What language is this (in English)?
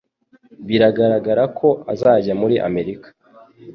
Kinyarwanda